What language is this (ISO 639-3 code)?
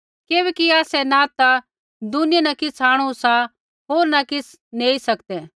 kfx